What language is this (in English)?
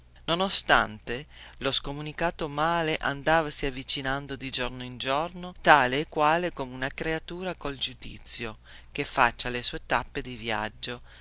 Italian